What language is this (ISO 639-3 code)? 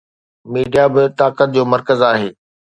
snd